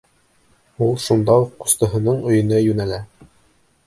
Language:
Bashkir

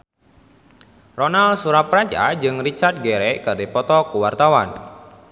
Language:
Sundanese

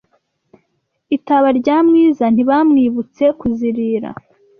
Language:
Kinyarwanda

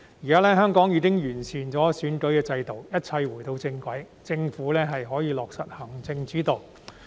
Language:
Cantonese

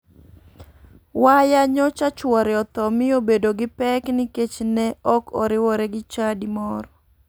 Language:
Luo (Kenya and Tanzania)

